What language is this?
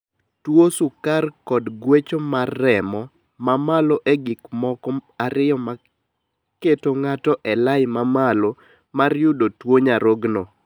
Luo (Kenya and Tanzania)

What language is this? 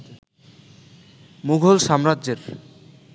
Bangla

